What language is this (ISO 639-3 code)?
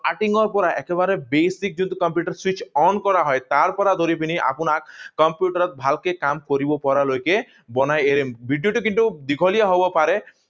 asm